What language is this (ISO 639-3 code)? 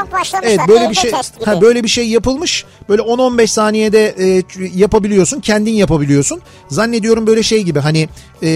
tur